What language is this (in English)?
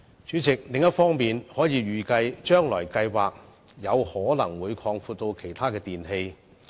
Cantonese